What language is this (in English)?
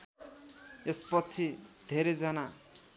Nepali